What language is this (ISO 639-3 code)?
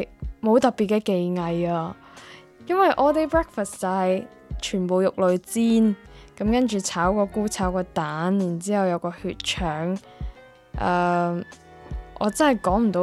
zho